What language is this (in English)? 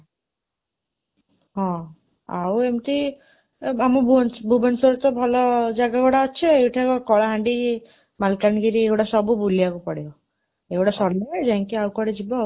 Odia